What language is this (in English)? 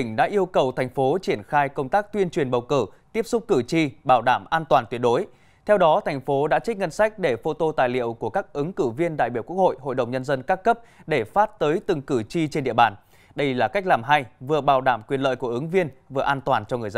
Vietnamese